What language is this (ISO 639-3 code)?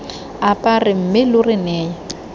tsn